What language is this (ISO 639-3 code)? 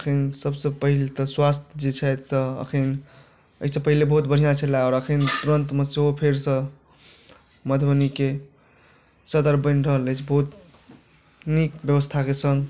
mai